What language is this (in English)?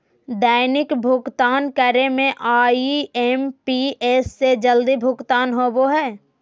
Magahi